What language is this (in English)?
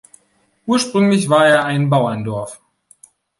German